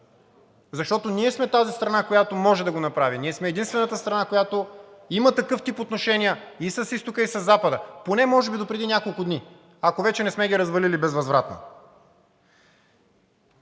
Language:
Bulgarian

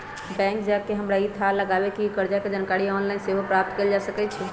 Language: Magahi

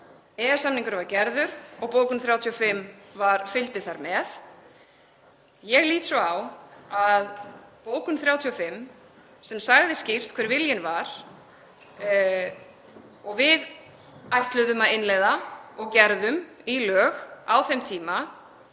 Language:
Icelandic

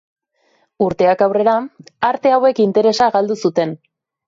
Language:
Basque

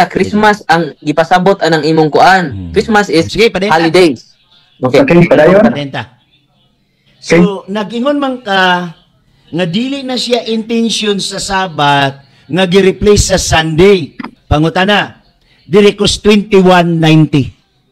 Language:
Filipino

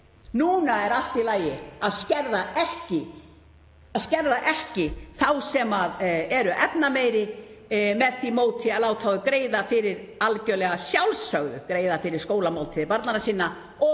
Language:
Icelandic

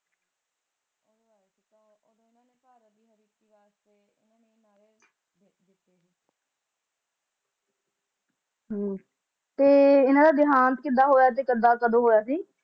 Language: Punjabi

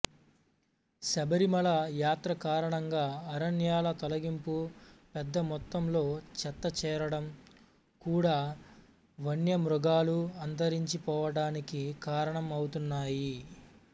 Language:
Telugu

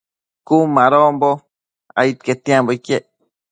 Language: Matsés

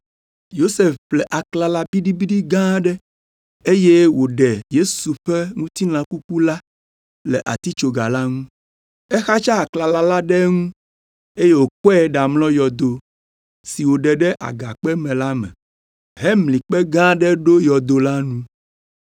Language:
Ewe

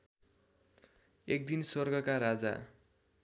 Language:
Nepali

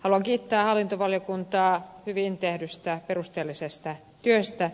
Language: Finnish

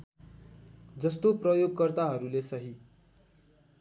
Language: Nepali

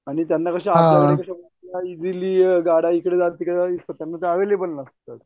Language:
Marathi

